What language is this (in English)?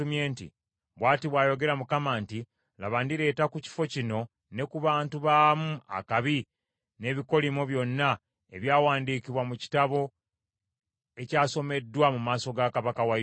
Ganda